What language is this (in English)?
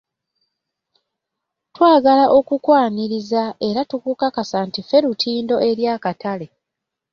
Ganda